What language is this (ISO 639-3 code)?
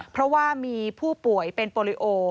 tha